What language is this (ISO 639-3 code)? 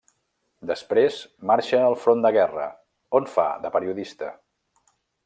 cat